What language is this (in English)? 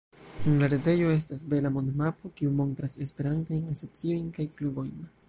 Esperanto